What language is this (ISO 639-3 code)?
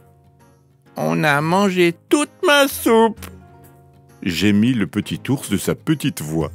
fra